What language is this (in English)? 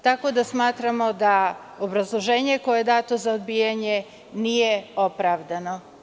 Serbian